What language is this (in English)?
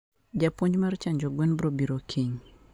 Luo (Kenya and Tanzania)